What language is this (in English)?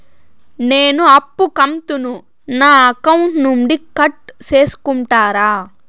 Telugu